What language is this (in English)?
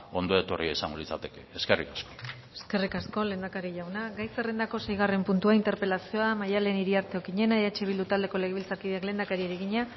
Basque